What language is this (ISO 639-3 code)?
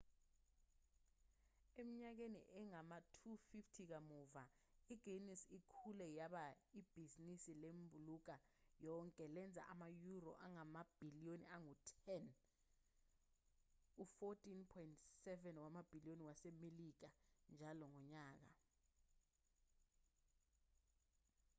zul